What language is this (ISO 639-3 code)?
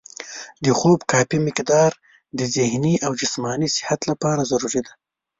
pus